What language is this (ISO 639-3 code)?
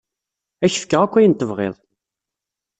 kab